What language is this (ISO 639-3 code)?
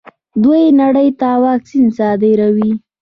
pus